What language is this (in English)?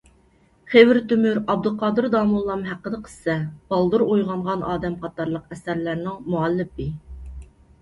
Uyghur